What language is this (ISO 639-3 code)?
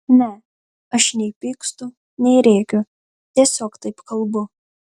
lit